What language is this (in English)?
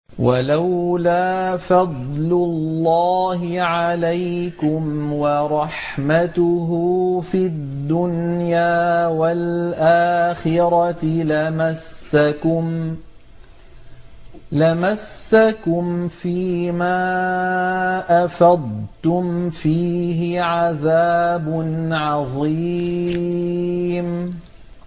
Arabic